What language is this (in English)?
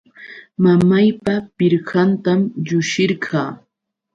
Yauyos Quechua